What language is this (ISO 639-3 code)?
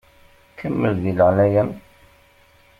kab